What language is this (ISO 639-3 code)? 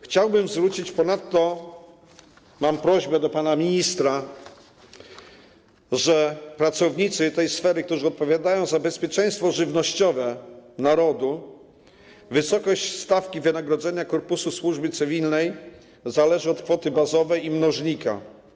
pol